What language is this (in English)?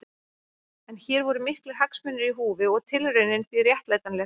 Icelandic